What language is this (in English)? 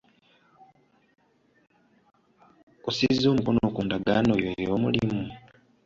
Ganda